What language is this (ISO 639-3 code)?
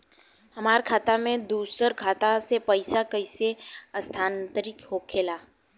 bho